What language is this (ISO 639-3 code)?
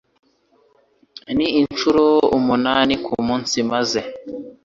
kin